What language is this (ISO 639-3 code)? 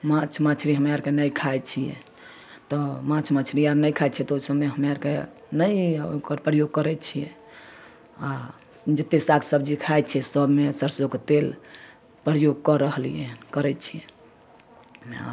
mai